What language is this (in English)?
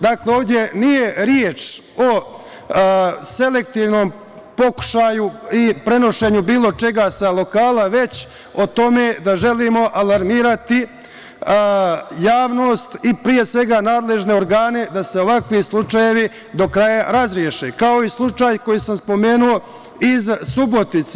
Serbian